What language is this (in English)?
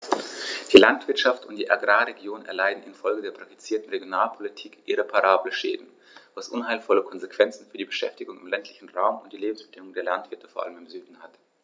German